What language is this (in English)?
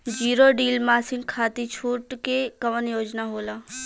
Bhojpuri